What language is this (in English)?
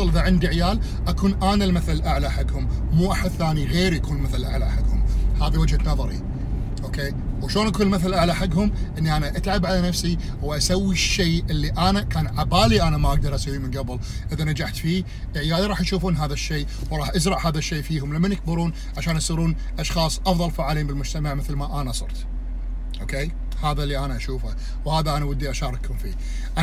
Arabic